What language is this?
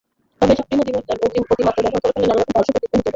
Bangla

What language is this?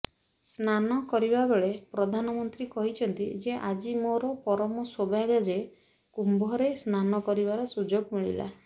Odia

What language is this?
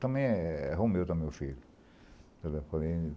Portuguese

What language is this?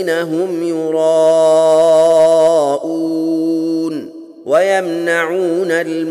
Arabic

